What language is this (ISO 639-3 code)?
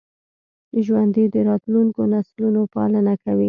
pus